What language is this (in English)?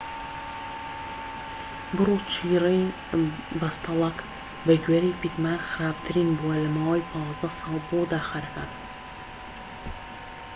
Central Kurdish